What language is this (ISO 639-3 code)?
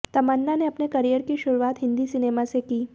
hin